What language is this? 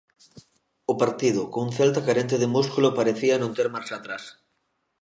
Galician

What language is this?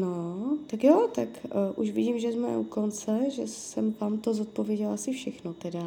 Czech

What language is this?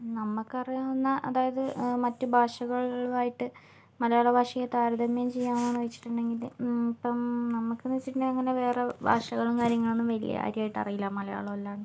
Malayalam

